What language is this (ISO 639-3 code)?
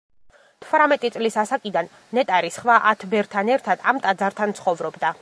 kat